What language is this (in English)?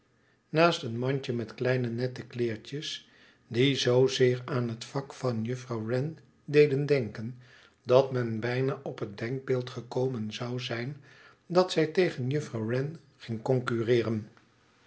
Dutch